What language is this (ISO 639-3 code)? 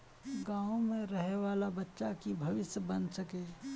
mag